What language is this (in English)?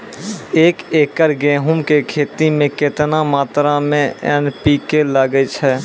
Maithili